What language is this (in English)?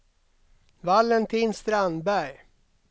Swedish